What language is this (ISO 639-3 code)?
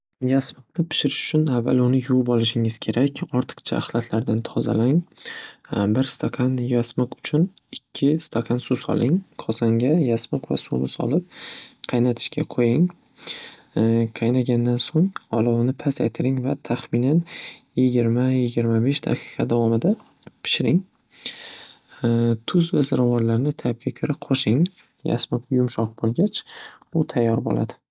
uzb